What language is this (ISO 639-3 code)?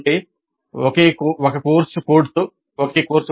tel